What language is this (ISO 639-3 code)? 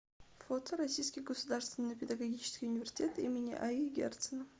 rus